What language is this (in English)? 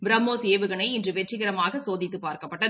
Tamil